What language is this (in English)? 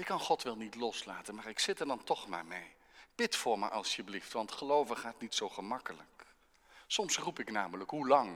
Dutch